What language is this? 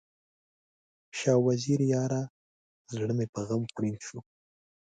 Pashto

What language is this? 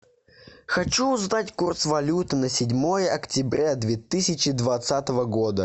Russian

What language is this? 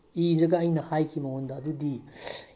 Manipuri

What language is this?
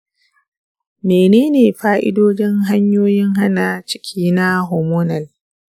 Hausa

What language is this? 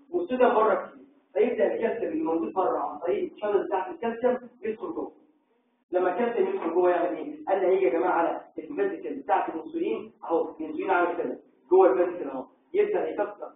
Arabic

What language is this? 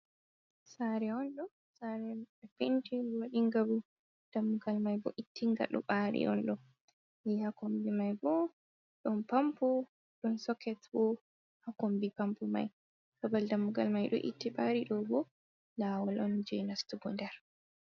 Fula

